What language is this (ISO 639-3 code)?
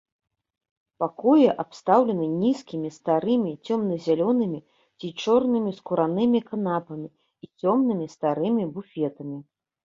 bel